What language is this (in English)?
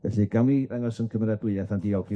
Welsh